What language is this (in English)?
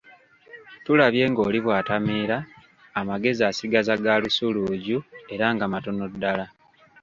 Ganda